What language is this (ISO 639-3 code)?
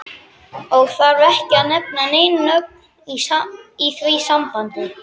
isl